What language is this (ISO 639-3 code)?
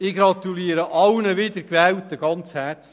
gsw